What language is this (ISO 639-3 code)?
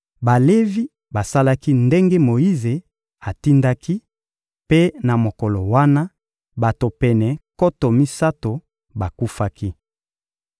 lin